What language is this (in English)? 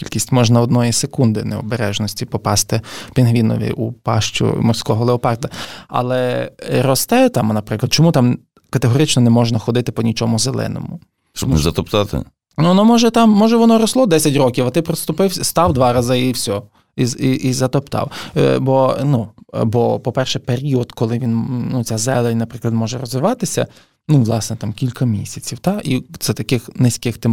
Ukrainian